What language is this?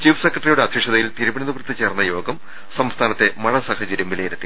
Malayalam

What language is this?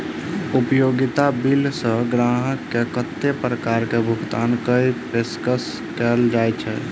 Maithili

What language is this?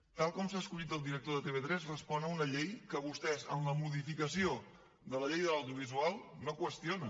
Catalan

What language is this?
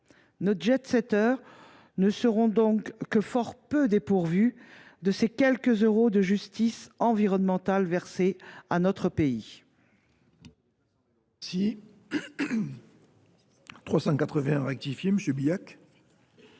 French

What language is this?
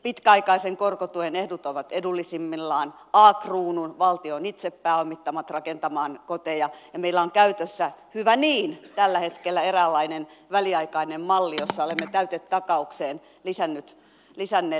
Finnish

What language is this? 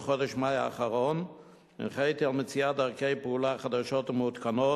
Hebrew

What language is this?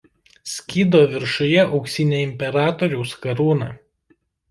Lithuanian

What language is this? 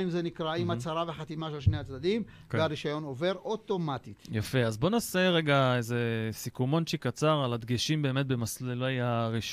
Hebrew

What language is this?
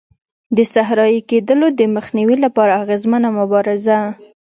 Pashto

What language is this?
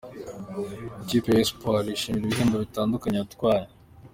Kinyarwanda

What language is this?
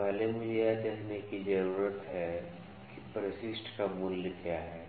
Hindi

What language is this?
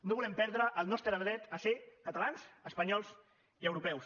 Catalan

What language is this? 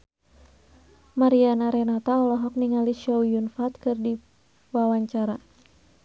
Sundanese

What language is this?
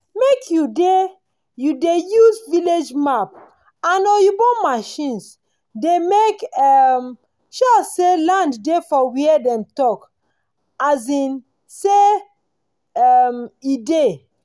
Nigerian Pidgin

